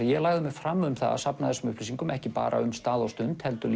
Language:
Icelandic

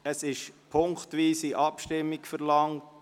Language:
Swiss German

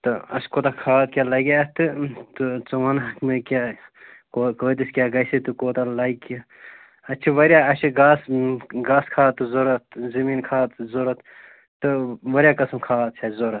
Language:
Kashmiri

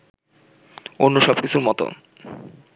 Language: Bangla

